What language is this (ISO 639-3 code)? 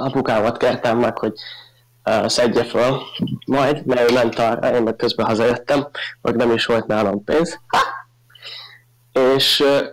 hun